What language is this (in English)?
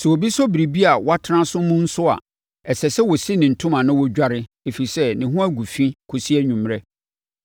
Akan